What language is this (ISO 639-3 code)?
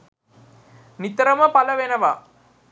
sin